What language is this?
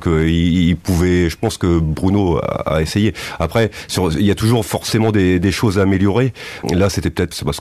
French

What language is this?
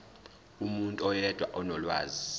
Zulu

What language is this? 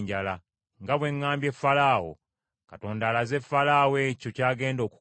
Ganda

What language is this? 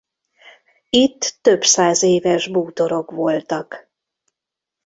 Hungarian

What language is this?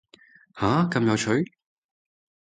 Cantonese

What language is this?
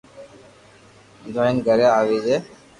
Loarki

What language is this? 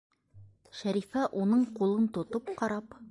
Bashkir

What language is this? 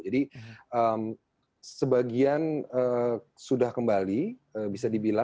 Indonesian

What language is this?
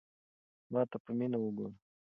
Pashto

